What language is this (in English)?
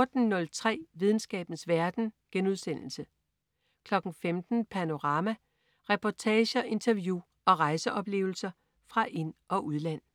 Danish